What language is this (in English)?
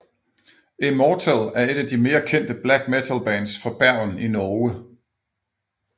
Danish